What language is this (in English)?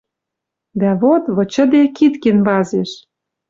Western Mari